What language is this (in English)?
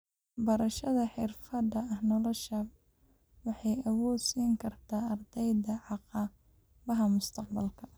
Somali